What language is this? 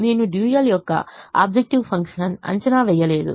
Telugu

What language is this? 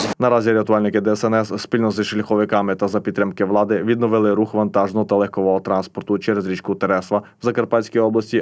Ukrainian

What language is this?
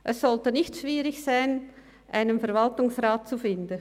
Swiss German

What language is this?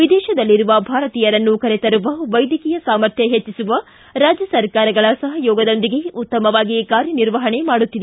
Kannada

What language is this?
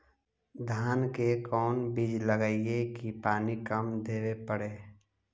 Magahi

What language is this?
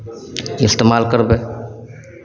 Maithili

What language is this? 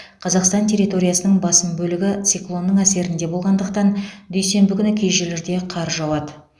Kazakh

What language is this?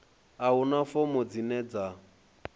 Venda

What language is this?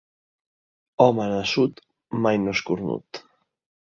Catalan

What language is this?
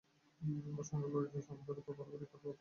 Bangla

